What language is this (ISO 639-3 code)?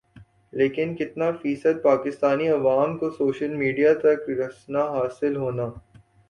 urd